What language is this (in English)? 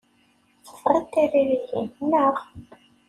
Kabyle